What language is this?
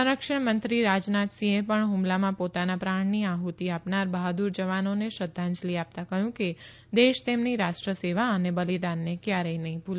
Gujarati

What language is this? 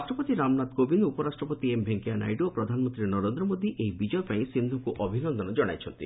Odia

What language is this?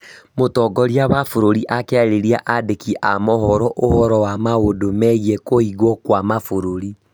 Kikuyu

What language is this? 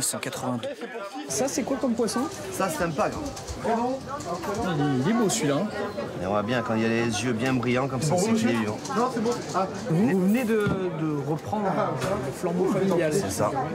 French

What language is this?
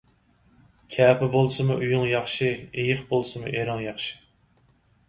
Uyghur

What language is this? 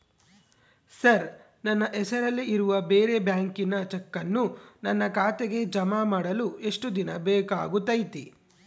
Kannada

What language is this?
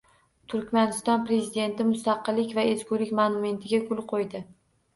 Uzbek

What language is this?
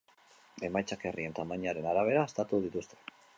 Basque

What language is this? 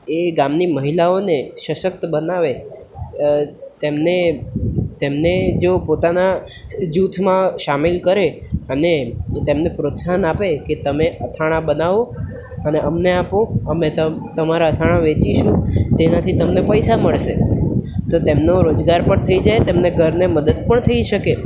Gujarati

